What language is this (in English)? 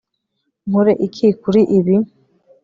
Kinyarwanda